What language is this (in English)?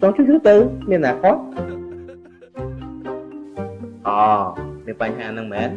Vietnamese